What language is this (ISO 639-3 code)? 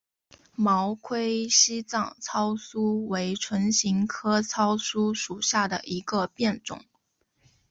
zho